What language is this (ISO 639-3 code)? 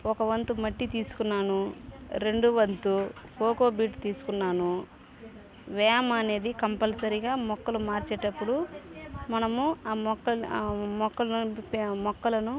tel